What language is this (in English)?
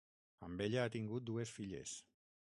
Catalan